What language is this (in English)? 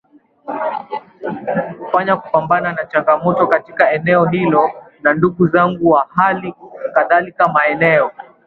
Swahili